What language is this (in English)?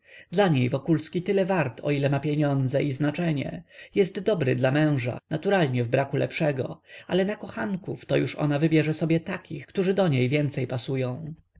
Polish